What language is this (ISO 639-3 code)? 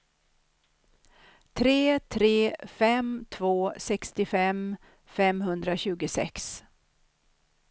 swe